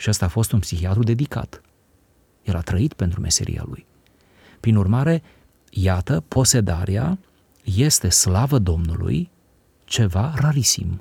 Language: Romanian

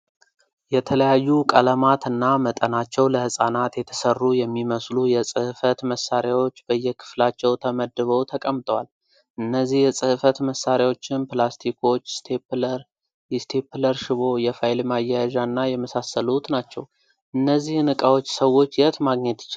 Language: Amharic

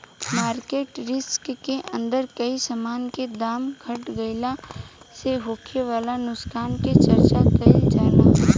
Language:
Bhojpuri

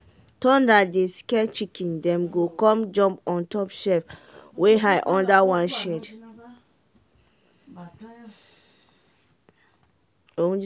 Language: Nigerian Pidgin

